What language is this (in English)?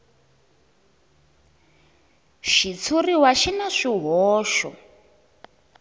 Tsonga